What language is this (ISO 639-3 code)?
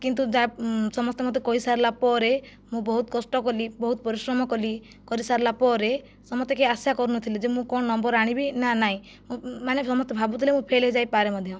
ori